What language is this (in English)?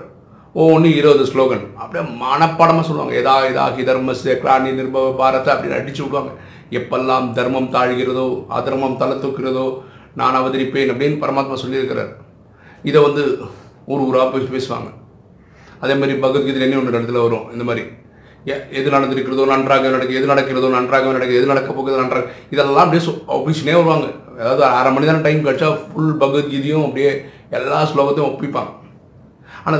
Tamil